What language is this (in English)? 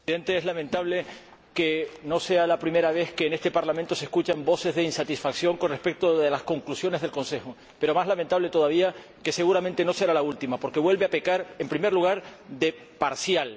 Spanish